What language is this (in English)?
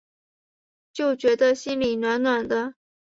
Chinese